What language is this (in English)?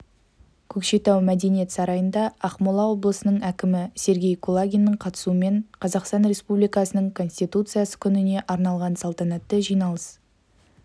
Kazakh